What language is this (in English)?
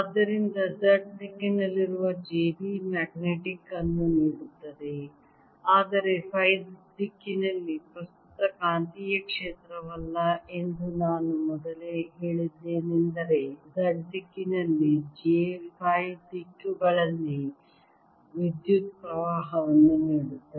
Kannada